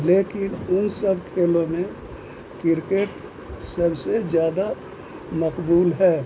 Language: Urdu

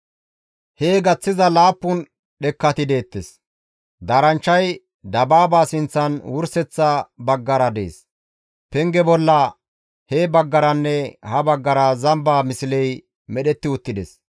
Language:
Gamo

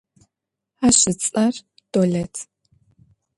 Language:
Adyghe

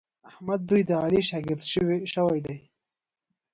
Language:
Pashto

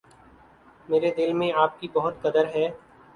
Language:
Urdu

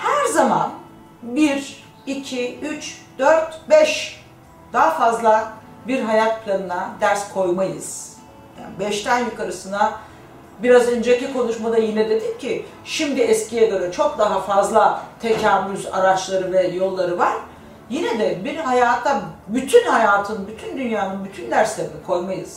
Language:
Turkish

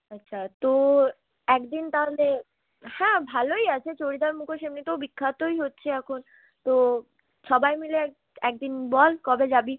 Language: Bangla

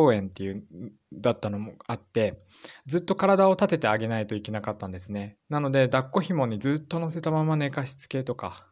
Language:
Japanese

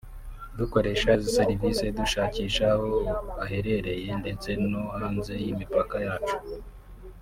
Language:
Kinyarwanda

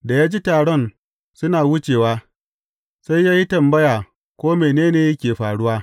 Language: Hausa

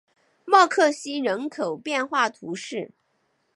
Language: Chinese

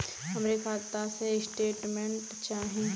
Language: Bhojpuri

